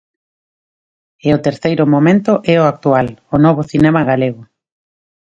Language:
Galician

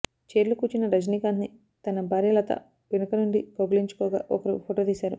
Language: Telugu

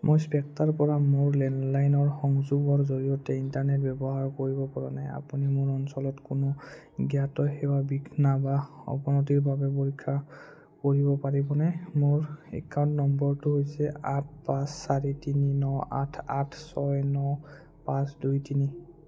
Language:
Assamese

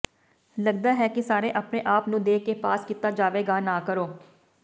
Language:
Punjabi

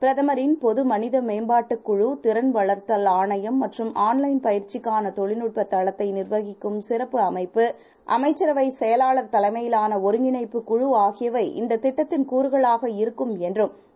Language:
Tamil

